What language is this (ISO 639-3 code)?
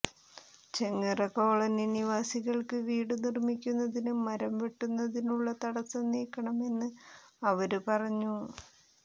mal